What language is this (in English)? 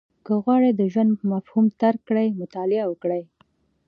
Pashto